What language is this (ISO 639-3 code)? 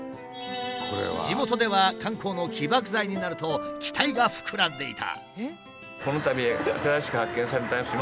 jpn